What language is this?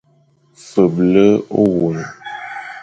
Fang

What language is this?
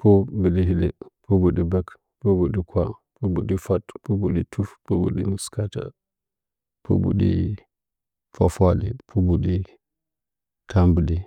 Nzanyi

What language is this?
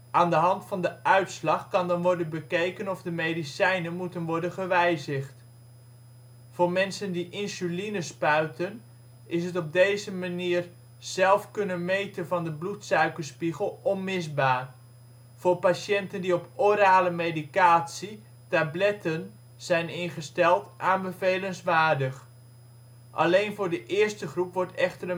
Dutch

